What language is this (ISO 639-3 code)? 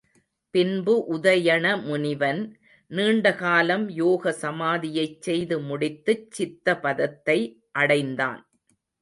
tam